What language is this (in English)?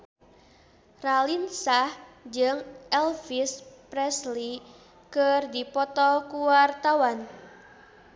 Sundanese